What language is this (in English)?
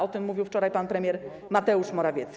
Polish